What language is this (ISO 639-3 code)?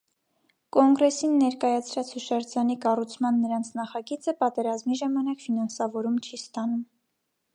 hye